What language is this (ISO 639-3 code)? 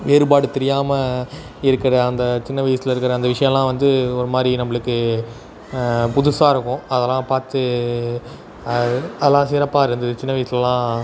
tam